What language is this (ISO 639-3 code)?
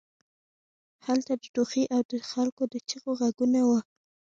pus